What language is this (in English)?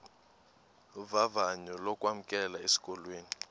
Xhosa